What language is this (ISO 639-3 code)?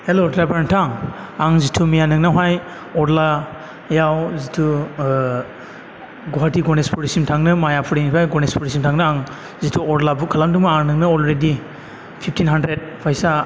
brx